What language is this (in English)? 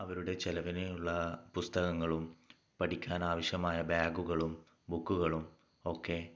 Malayalam